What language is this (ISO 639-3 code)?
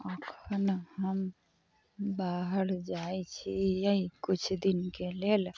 mai